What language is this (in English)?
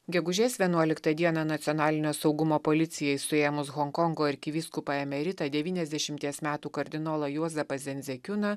Lithuanian